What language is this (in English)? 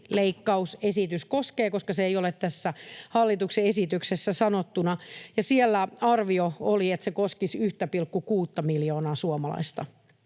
Finnish